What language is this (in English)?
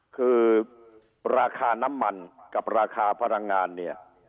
Thai